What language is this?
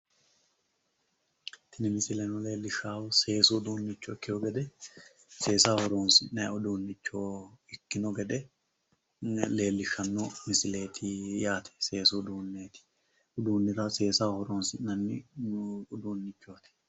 Sidamo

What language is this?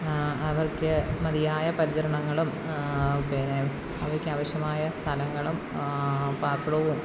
Malayalam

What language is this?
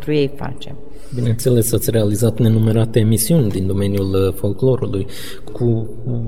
Romanian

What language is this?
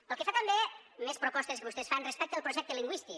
Catalan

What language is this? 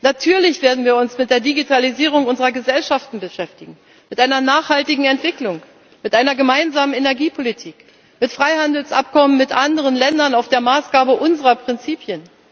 German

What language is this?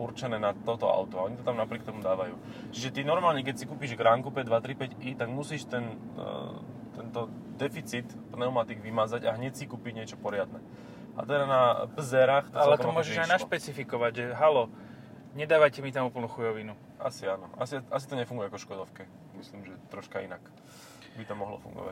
Slovak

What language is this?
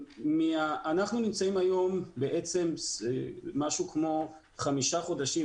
Hebrew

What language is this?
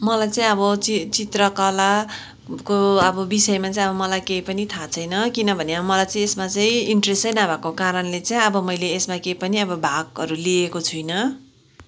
Nepali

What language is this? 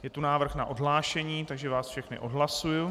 Czech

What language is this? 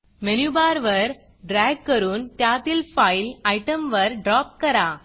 Marathi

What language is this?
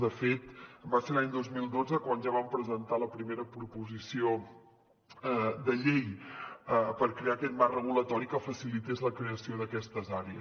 Catalan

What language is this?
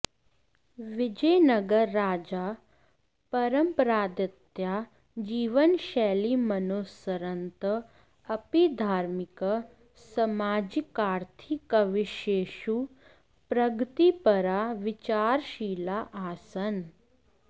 Sanskrit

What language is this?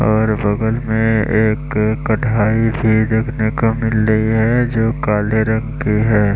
Hindi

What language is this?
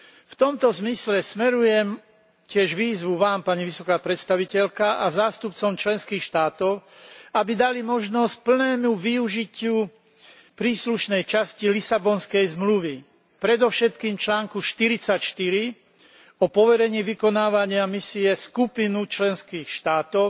Slovak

